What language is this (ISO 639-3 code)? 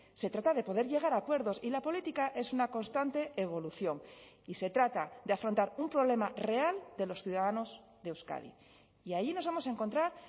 spa